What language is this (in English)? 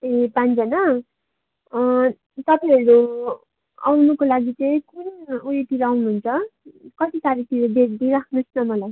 Nepali